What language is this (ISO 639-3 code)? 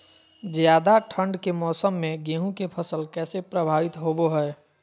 mag